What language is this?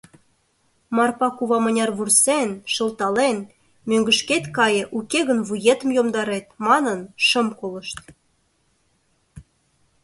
Mari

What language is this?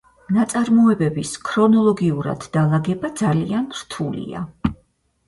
Georgian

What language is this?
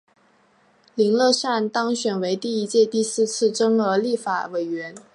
Chinese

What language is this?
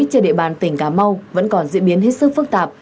Vietnamese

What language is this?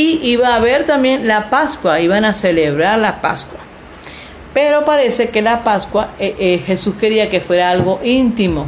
Spanish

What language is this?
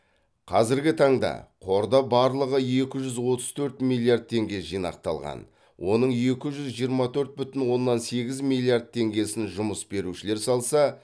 Kazakh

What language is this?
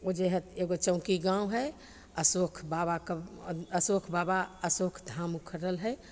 Maithili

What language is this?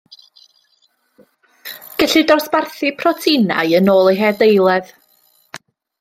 Welsh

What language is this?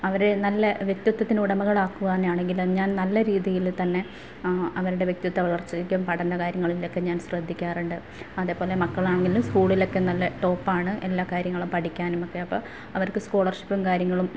Malayalam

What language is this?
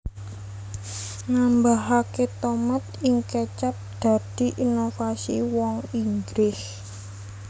Javanese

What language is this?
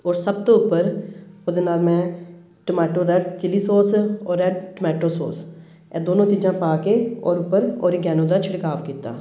Punjabi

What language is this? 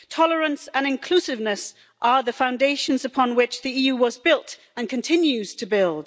English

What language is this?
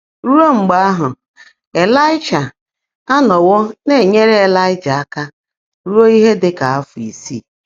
Igbo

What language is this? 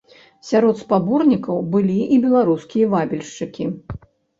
Belarusian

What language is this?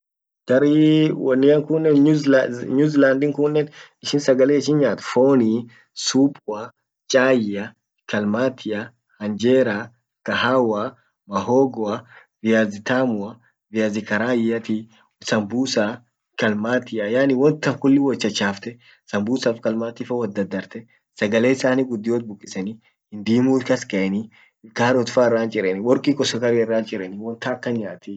Orma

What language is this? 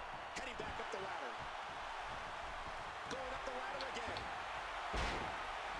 Romanian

